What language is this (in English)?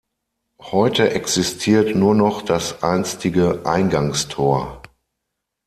German